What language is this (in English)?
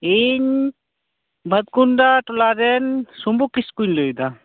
Santali